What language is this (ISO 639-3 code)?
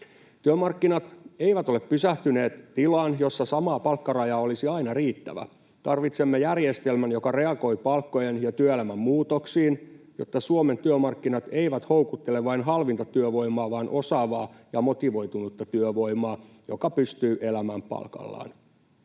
fin